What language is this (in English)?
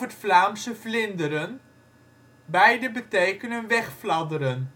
Dutch